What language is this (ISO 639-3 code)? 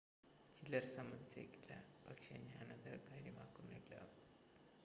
mal